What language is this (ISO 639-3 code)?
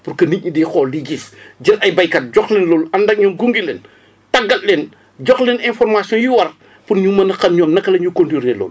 wol